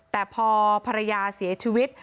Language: Thai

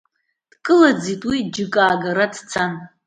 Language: Abkhazian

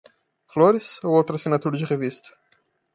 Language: Portuguese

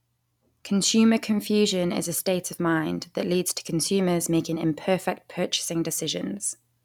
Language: English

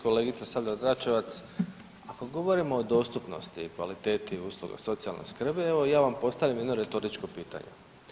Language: Croatian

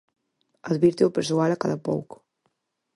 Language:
Galician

